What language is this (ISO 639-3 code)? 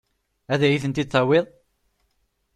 kab